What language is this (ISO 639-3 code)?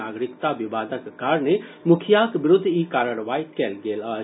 mai